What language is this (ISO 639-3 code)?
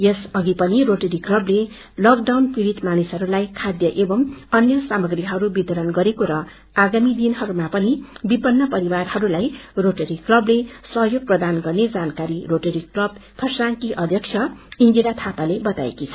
nep